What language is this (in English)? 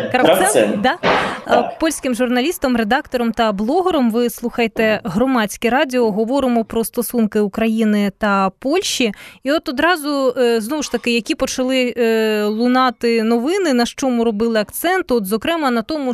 Ukrainian